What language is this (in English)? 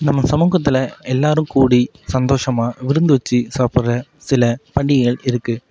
Tamil